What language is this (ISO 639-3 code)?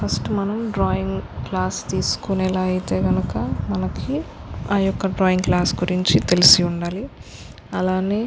tel